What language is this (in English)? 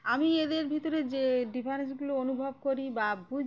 Bangla